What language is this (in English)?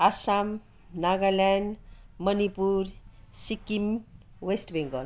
Nepali